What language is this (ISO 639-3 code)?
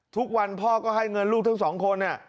tha